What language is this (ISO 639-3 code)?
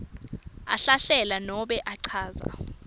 ssw